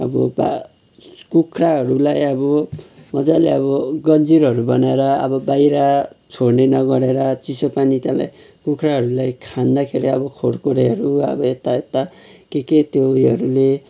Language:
Nepali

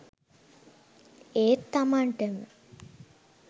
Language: Sinhala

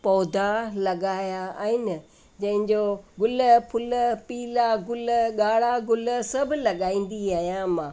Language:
Sindhi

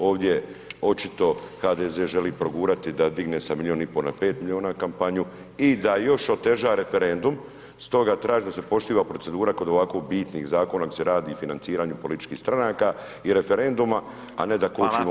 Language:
Croatian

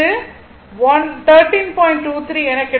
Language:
Tamil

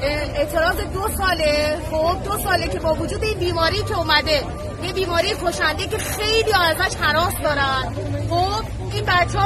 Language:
Persian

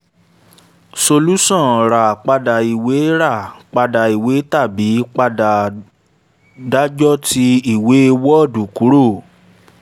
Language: Yoruba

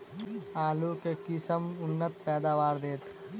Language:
Maithili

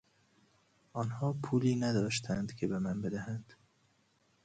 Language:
Persian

